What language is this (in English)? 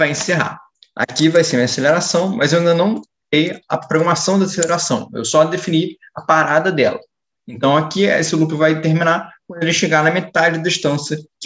Portuguese